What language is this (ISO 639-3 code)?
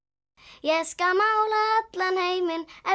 isl